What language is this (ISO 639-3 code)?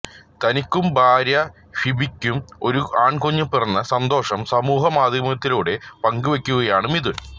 mal